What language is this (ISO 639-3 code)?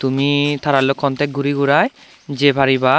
ccp